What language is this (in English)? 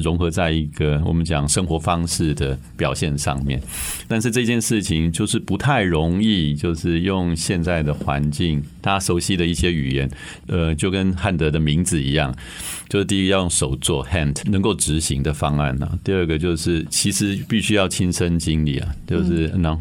Chinese